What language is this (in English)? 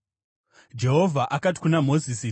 Shona